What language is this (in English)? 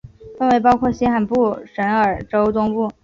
Chinese